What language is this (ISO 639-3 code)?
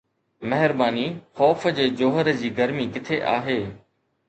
snd